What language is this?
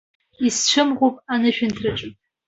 Abkhazian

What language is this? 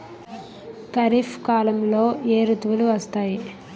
Telugu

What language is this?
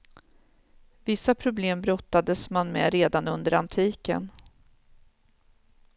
Swedish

